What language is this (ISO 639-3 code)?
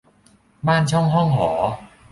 tha